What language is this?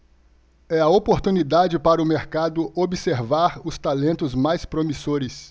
Portuguese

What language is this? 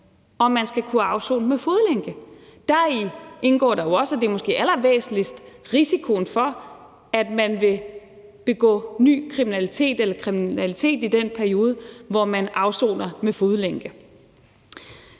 Danish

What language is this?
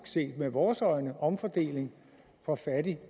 Danish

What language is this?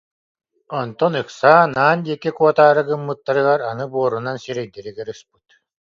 Yakut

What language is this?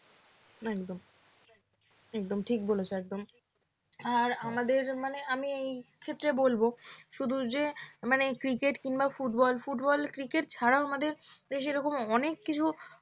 Bangla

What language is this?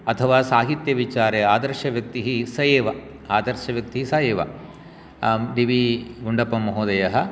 Sanskrit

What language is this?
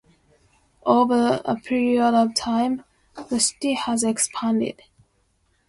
English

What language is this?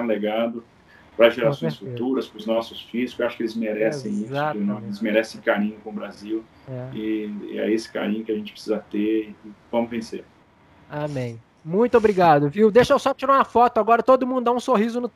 Portuguese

